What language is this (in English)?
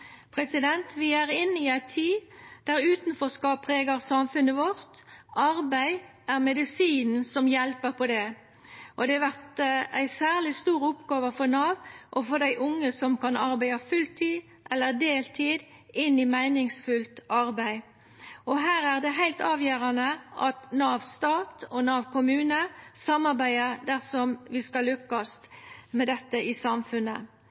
Norwegian Nynorsk